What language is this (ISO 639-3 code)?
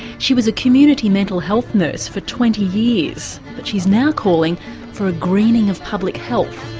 eng